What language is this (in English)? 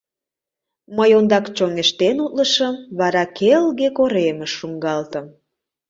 Mari